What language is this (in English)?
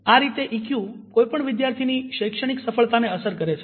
Gujarati